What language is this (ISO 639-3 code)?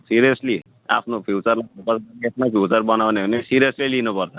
nep